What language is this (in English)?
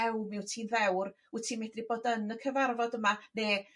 Welsh